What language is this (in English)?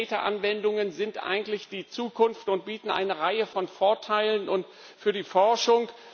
German